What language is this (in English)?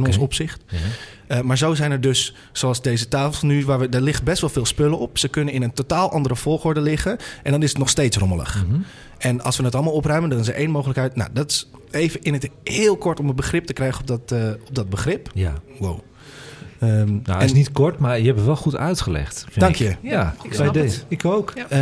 Dutch